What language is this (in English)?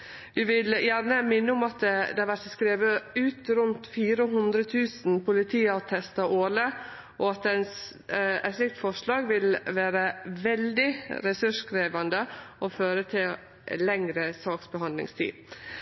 Norwegian Nynorsk